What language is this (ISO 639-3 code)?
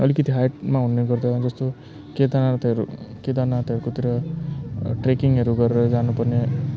nep